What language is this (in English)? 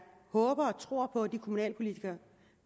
Danish